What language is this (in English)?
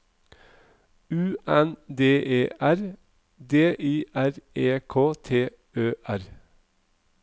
Norwegian